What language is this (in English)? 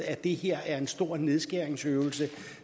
Danish